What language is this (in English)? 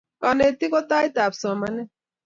Kalenjin